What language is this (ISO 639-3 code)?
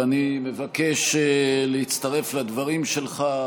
heb